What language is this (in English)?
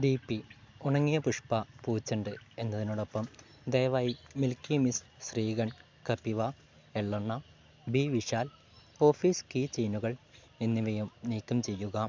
Malayalam